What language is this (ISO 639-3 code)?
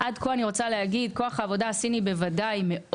heb